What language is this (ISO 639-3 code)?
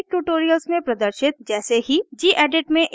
hin